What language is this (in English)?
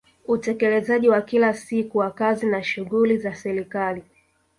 Swahili